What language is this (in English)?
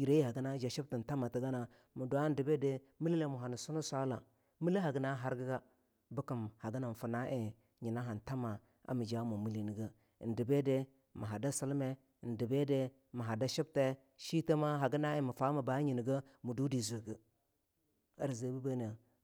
Longuda